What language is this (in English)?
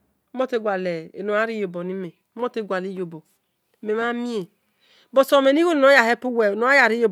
Esan